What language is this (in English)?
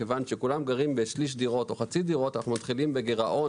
Hebrew